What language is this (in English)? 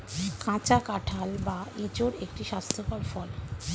Bangla